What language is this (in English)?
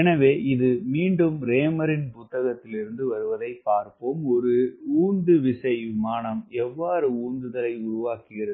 Tamil